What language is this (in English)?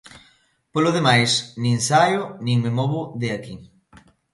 Galician